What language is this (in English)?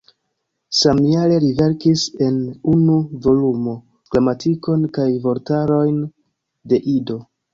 Esperanto